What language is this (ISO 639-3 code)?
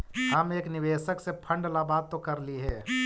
mag